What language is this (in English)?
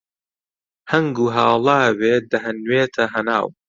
Central Kurdish